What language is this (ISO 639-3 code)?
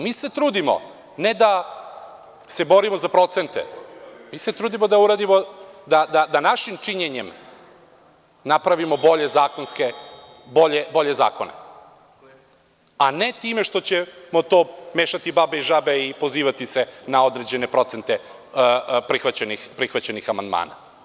srp